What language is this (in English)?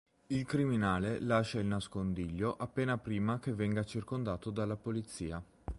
Italian